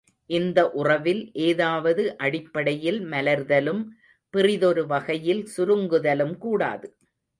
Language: Tamil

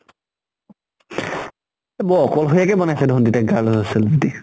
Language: Assamese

